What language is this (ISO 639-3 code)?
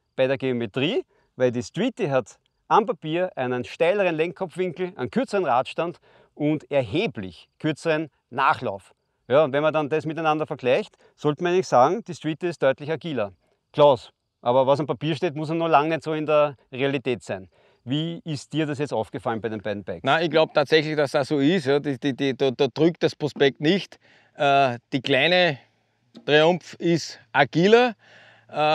deu